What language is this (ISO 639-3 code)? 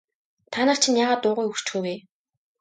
mon